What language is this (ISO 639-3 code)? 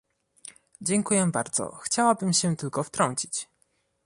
pol